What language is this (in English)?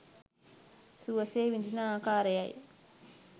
Sinhala